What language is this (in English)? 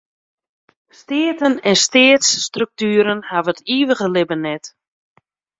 Western Frisian